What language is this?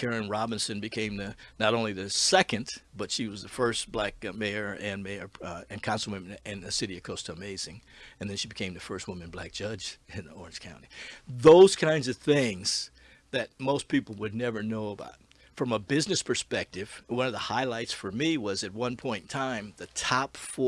English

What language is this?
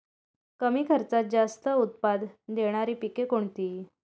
Marathi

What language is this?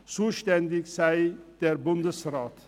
Swiss German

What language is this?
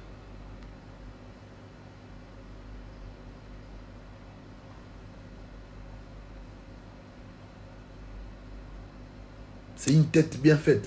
French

